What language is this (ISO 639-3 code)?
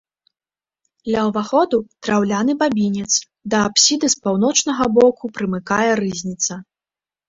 bel